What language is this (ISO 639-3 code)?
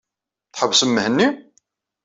kab